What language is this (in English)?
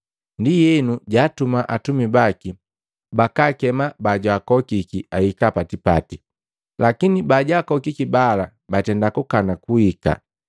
Matengo